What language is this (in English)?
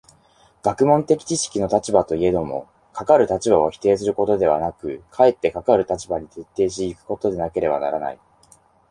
Japanese